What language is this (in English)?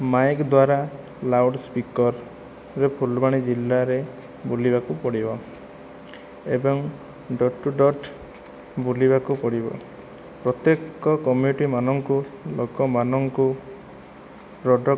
Odia